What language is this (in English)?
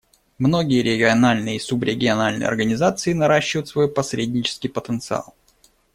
Russian